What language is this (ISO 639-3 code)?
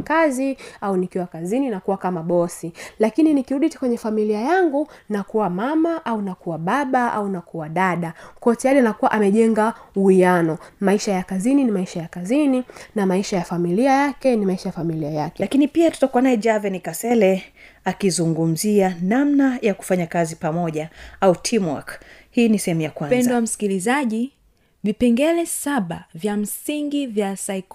swa